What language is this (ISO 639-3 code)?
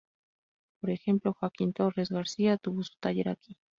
spa